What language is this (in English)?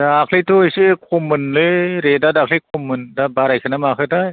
Bodo